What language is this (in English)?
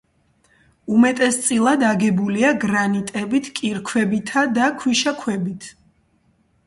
Georgian